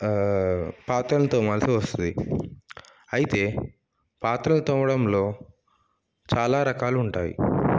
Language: Telugu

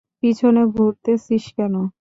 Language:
Bangla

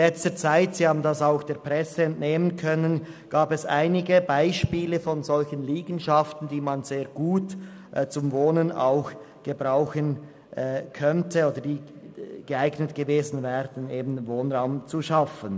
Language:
Swiss German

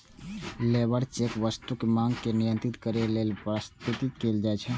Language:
Maithili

